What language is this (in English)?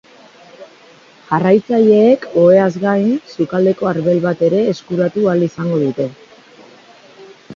Basque